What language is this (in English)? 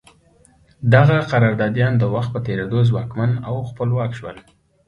Pashto